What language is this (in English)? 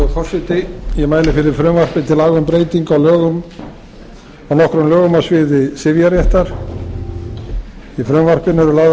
Icelandic